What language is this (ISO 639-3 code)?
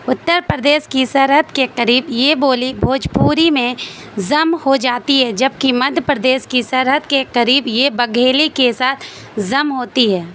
urd